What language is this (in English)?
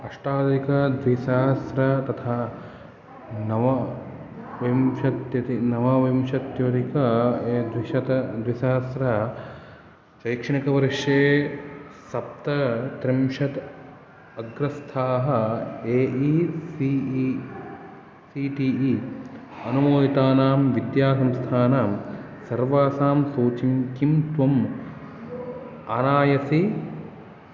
Sanskrit